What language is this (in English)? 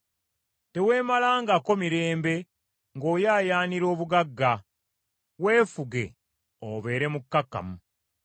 Ganda